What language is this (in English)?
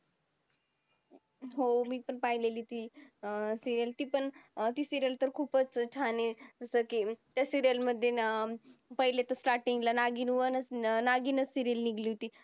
Marathi